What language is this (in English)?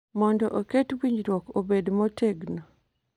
Luo (Kenya and Tanzania)